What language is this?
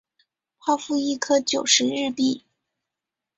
Chinese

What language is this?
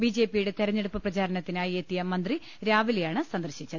Malayalam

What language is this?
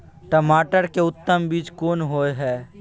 Maithili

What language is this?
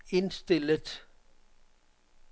Danish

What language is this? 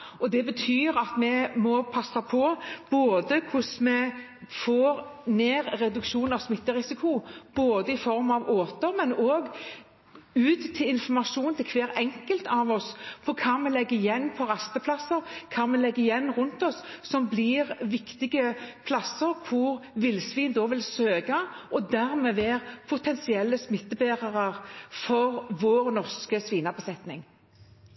Norwegian Bokmål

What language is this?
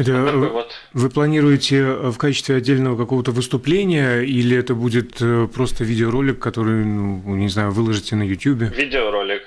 Russian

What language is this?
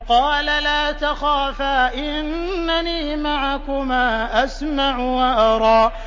Arabic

